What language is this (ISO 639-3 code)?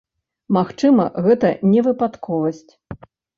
bel